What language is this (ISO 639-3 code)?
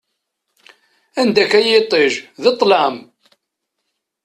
kab